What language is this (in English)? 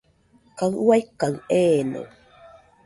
Nüpode Huitoto